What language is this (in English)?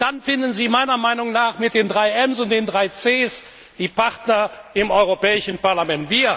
German